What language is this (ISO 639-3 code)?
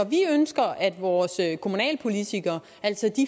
dan